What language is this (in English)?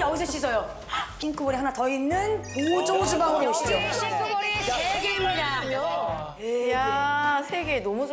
Korean